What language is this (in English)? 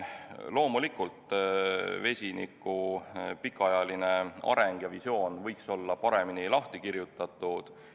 Estonian